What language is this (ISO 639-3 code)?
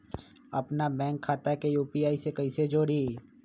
mag